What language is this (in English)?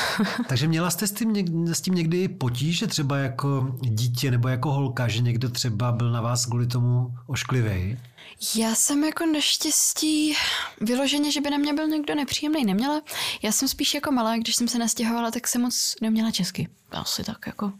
Czech